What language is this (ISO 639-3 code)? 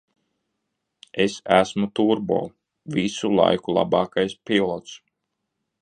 lav